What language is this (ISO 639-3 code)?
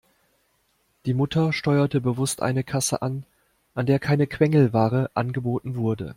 deu